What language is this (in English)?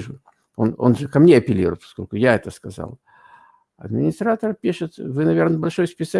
Russian